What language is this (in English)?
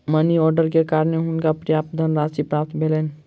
Maithili